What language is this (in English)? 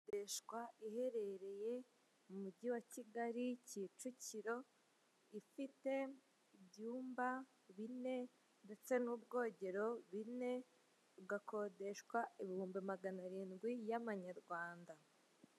Kinyarwanda